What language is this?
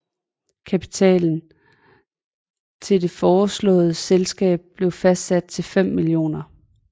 Danish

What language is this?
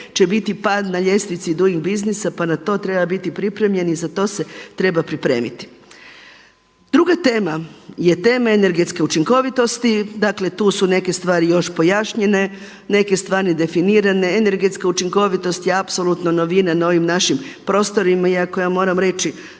Croatian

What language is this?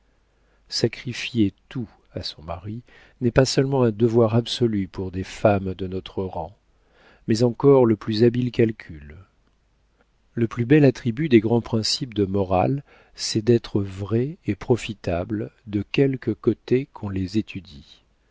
French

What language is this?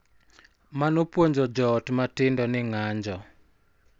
Luo (Kenya and Tanzania)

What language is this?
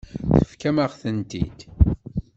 Kabyle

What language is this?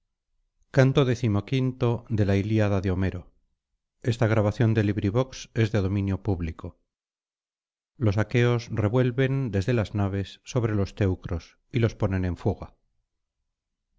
Spanish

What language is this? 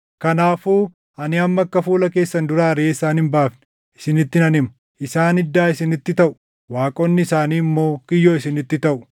Oromo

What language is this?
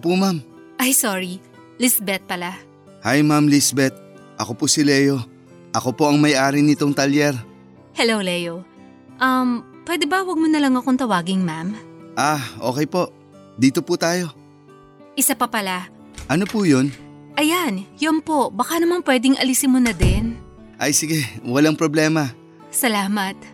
Filipino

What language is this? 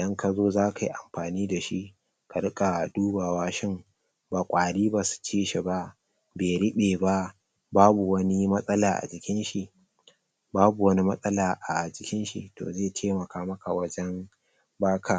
Hausa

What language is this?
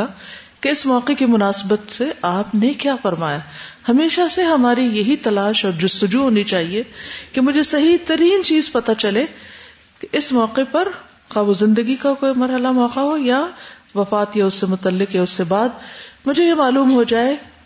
Urdu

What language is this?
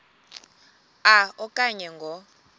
Xhosa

